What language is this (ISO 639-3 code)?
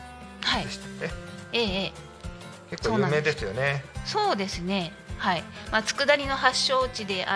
jpn